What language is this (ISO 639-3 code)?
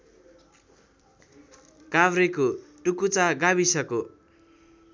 nep